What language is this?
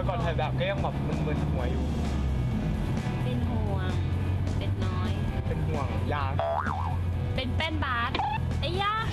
Thai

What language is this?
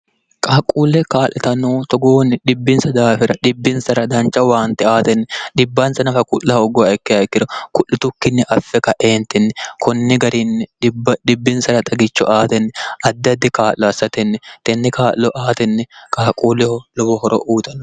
Sidamo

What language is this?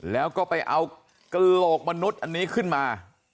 Thai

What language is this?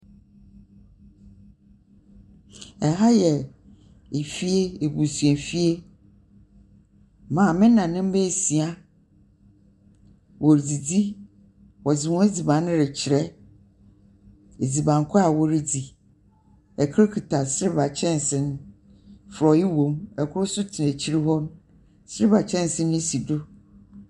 Akan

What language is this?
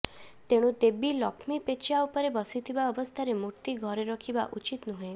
Odia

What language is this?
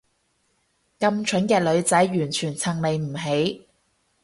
Cantonese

